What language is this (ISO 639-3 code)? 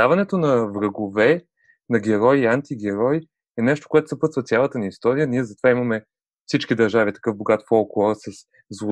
bul